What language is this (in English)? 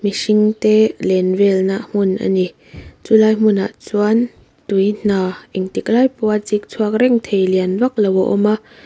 Mizo